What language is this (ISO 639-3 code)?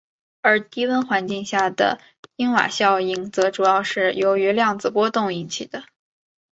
zho